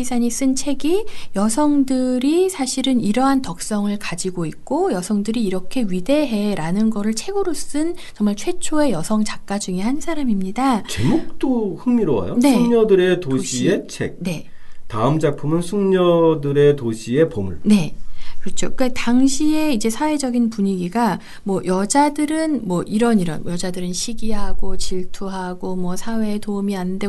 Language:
Korean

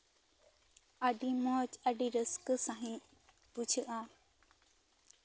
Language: Santali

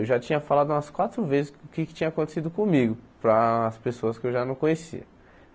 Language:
Portuguese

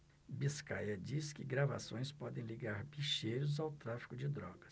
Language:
Portuguese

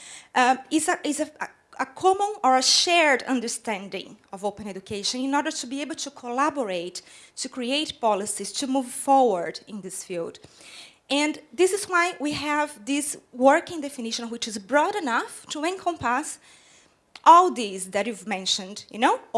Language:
English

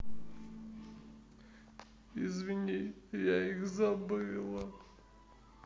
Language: Russian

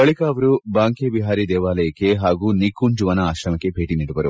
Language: Kannada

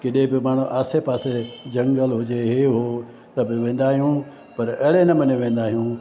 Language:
Sindhi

